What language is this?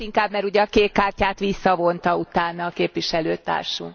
Hungarian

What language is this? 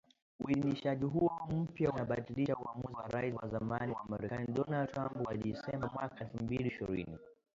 Swahili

